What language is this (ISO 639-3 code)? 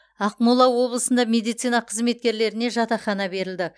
kaz